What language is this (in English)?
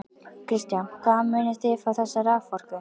Icelandic